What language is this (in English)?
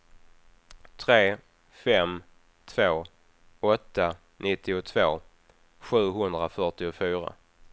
Swedish